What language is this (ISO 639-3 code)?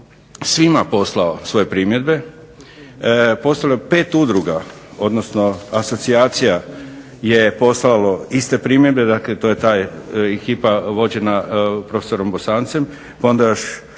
hrv